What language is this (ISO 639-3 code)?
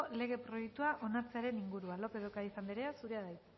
eus